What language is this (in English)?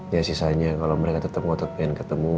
Indonesian